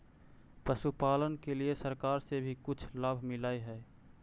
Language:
Magahi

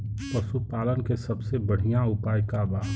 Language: Bhojpuri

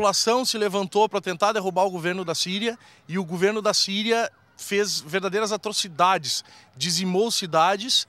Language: Portuguese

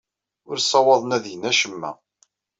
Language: Kabyle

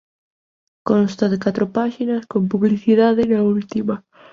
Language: Galician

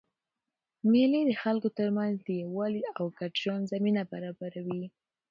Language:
Pashto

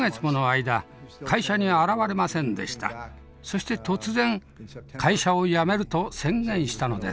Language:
Japanese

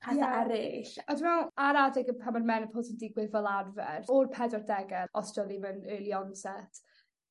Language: Welsh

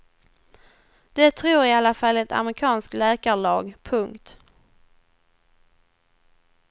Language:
Swedish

